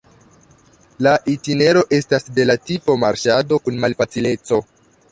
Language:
Esperanto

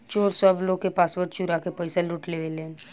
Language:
Bhojpuri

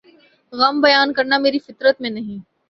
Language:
Urdu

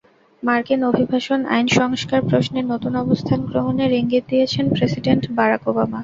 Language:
Bangla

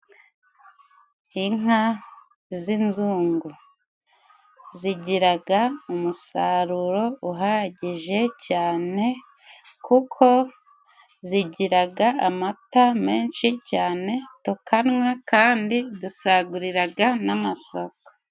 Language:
Kinyarwanda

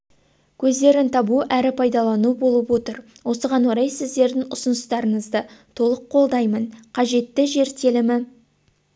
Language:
Kazakh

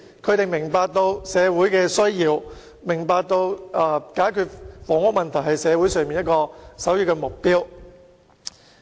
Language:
Cantonese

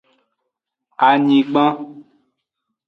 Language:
Aja (Benin)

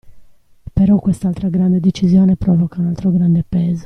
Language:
Italian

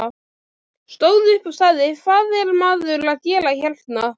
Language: Icelandic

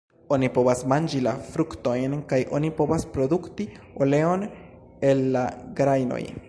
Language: Esperanto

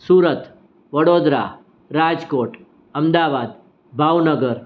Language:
Gujarati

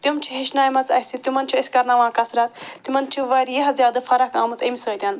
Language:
Kashmiri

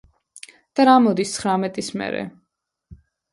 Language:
Georgian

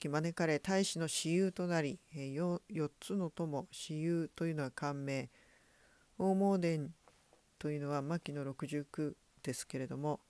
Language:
Japanese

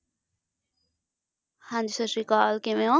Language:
Punjabi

